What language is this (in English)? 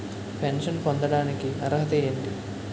Telugu